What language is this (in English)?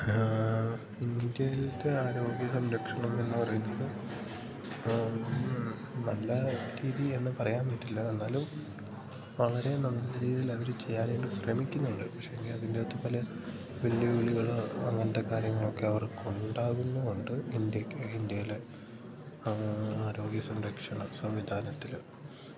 Malayalam